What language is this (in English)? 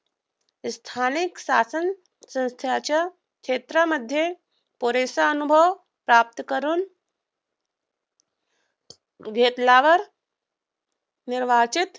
Marathi